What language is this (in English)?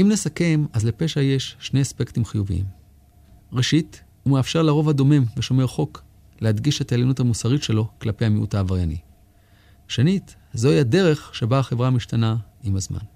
Hebrew